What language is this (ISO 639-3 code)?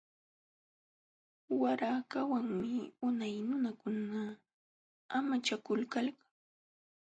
qxw